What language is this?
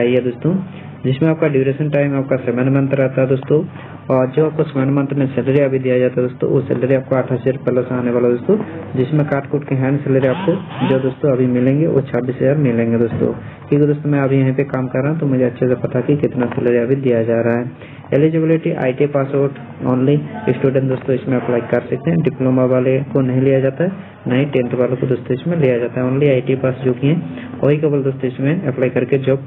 Hindi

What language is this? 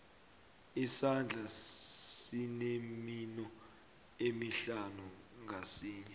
South Ndebele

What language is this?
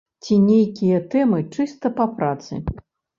Belarusian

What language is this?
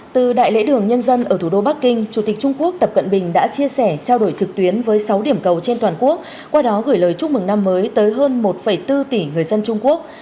Vietnamese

